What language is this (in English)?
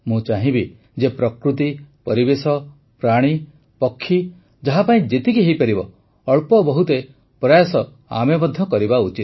Odia